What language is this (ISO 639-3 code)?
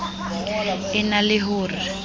sot